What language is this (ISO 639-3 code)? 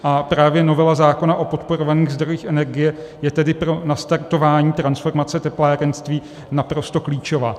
ces